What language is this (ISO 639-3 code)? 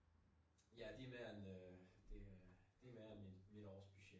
dan